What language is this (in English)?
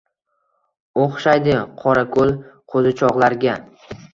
Uzbek